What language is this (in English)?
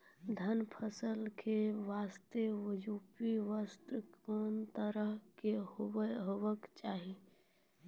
Maithili